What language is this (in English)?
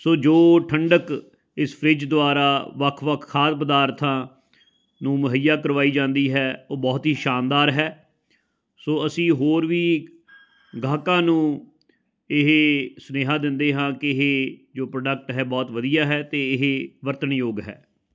Punjabi